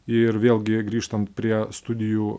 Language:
Lithuanian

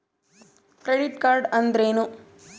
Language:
Kannada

